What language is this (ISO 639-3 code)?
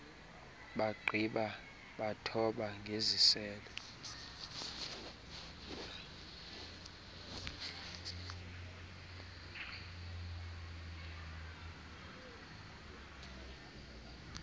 xho